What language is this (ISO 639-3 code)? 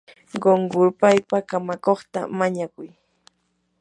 qur